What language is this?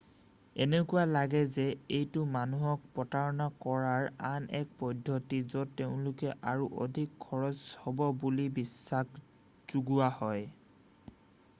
Assamese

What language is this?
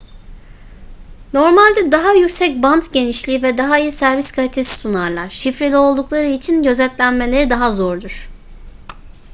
Turkish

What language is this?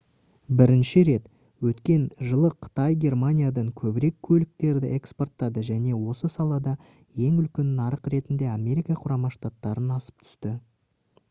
Kazakh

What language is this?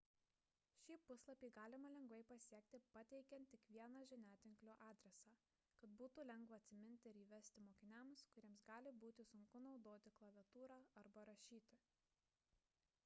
Lithuanian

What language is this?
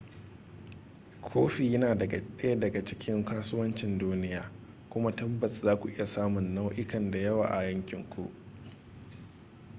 Hausa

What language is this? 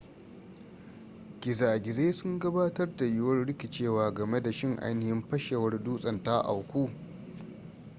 Hausa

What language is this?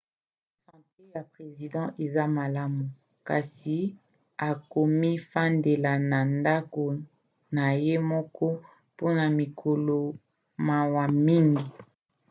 Lingala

